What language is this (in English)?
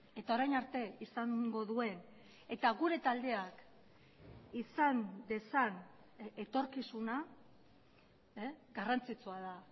Basque